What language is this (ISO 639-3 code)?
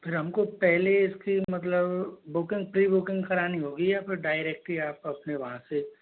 hin